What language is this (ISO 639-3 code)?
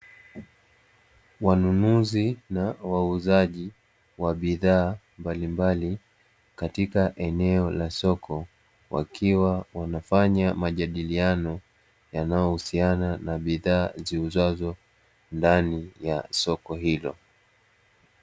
swa